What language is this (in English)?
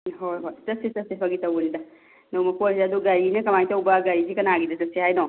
Manipuri